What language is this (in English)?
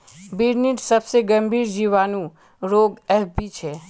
Magahi